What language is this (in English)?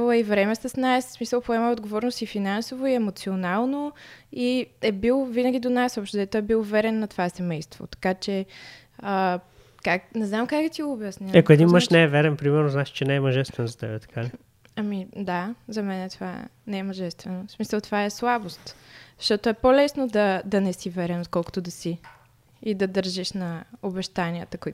Bulgarian